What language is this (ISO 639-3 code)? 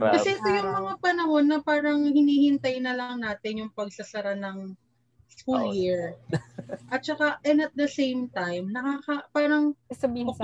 fil